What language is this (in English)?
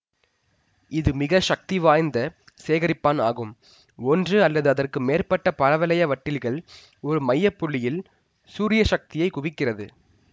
Tamil